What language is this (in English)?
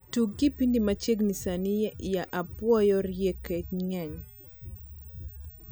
Luo (Kenya and Tanzania)